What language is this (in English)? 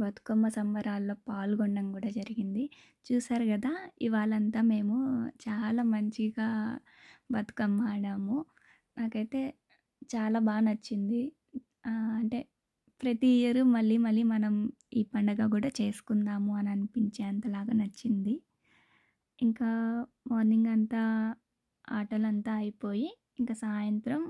Indonesian